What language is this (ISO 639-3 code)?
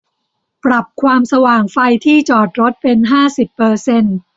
tha